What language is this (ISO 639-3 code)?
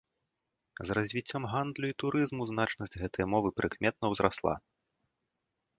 bel